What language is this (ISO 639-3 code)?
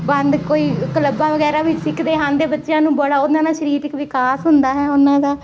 pan